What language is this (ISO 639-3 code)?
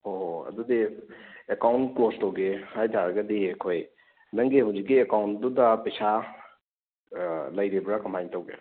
mni